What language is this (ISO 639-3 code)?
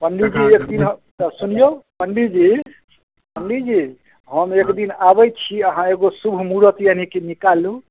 mai